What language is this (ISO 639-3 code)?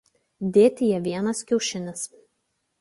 lit